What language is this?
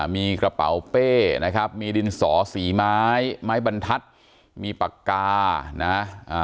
Thai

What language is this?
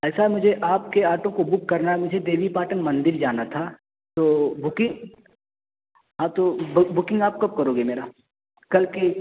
Urdu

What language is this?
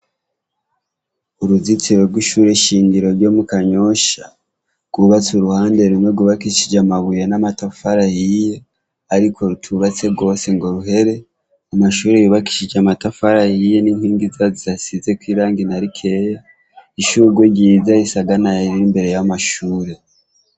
Rundi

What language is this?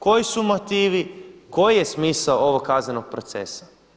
Croatian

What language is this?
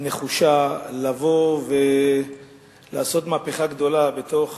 Hebrew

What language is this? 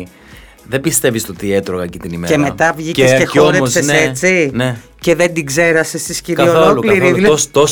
Greek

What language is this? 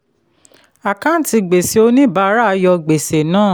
Yoruba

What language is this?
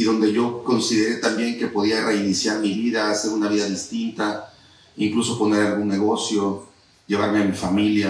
Spanish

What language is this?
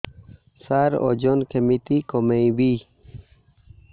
Odia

